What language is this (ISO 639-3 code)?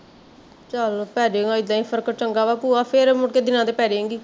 pan